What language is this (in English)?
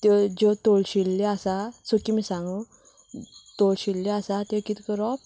Konkani